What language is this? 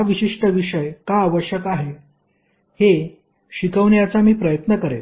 Marathi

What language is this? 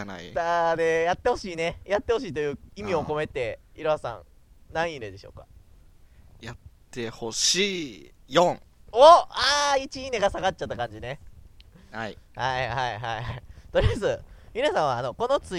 Japanese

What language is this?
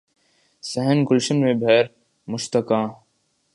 Urdu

